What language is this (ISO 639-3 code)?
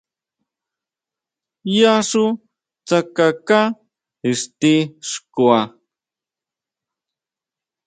mau